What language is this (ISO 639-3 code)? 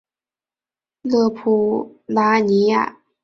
zho